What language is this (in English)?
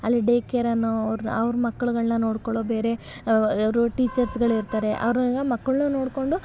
Kannada